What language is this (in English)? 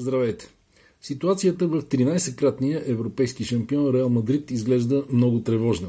Bulgarian